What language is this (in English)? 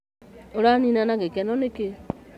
Kikuyu